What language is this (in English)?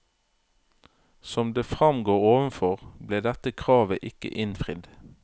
Norwegian